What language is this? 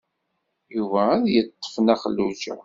Kabyle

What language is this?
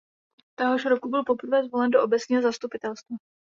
Czech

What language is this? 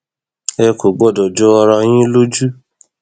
Yoruba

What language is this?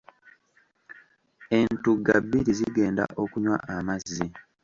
Ganda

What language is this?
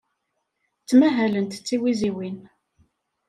Kabyle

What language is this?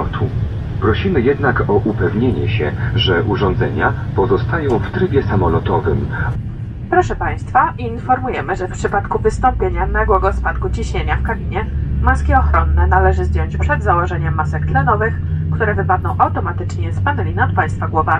Polish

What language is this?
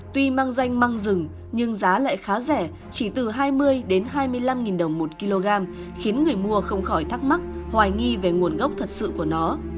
Vietnamese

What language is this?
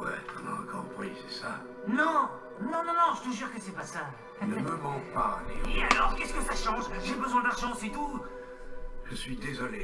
French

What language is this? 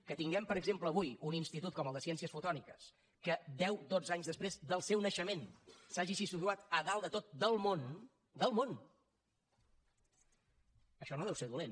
Catalan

